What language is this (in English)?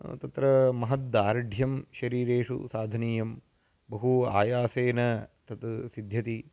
Sanskrit